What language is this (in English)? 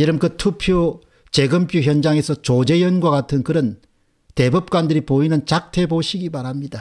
Korean